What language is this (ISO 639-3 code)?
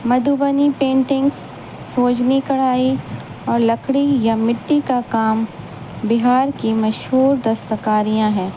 urd